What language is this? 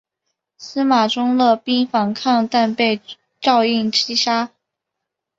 Chinese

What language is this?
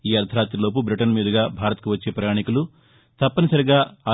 Telugu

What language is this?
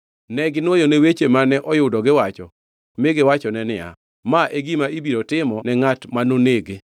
Luo (Kenya and Tanzania)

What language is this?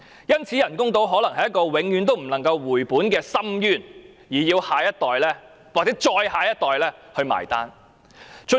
Cantonese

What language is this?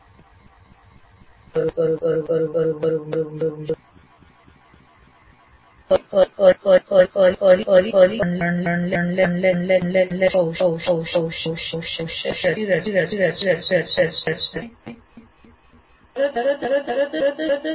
Gujarati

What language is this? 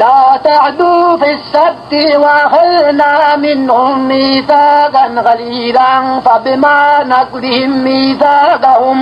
Arabic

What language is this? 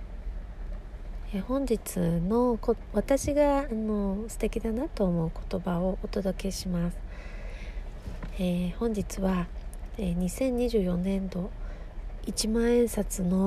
Japanese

